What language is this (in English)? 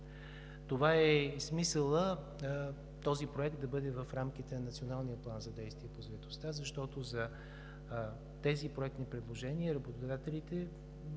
Bulgarian